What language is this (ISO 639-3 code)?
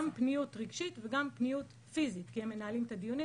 heb